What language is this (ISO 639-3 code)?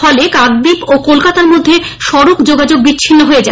ben